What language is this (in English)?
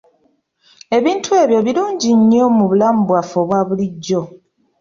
Ganda